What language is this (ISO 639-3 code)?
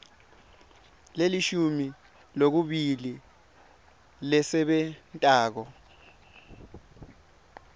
ssw